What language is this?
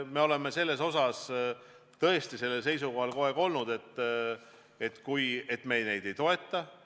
Estonian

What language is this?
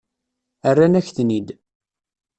Kabyle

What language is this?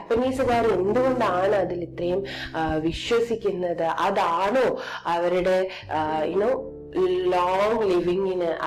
Malayalam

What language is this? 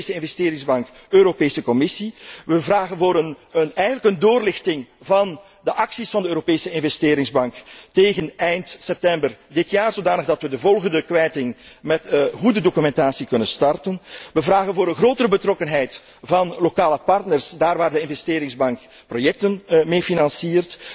Dutch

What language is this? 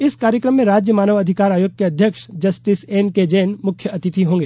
Hindi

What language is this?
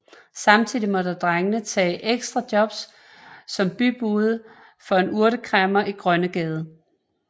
Danish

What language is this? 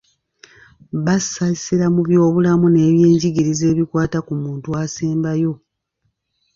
Ganda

